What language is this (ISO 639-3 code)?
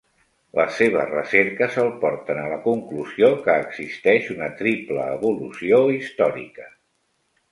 cat